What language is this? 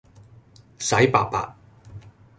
Cantonese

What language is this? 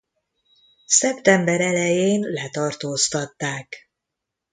Hungarian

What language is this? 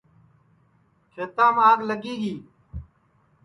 Sansi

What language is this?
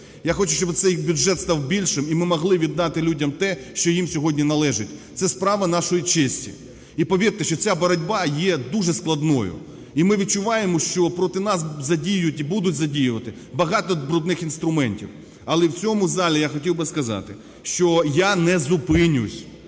Ukrainian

